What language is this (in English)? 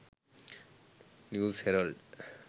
Sinhala